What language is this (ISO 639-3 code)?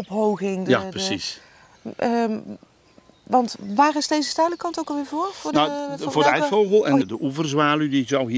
nld